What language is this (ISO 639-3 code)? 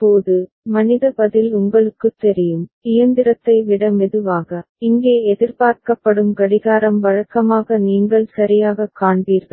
tam